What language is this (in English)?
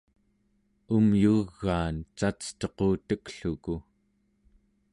Central Yupik